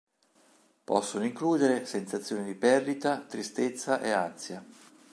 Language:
Italian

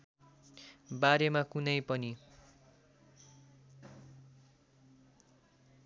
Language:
Nepali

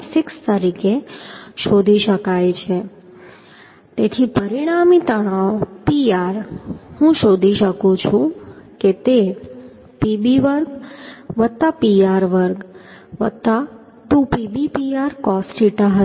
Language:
Gujarati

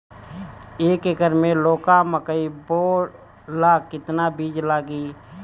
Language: Bhojpuri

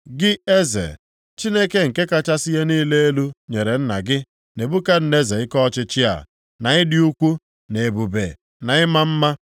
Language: Igbo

